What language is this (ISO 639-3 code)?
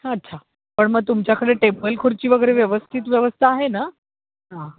mar